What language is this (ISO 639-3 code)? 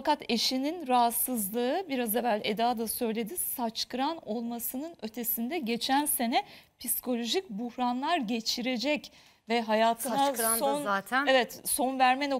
tur